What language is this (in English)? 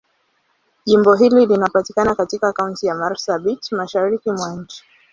Swahili